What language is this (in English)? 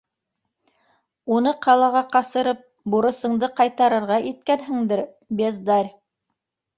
Bashkir